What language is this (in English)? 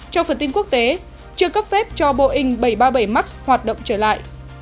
Vietnamese